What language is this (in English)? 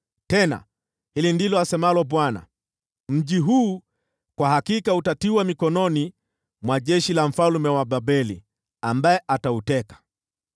Swahili